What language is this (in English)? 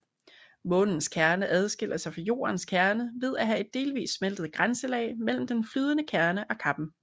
Danish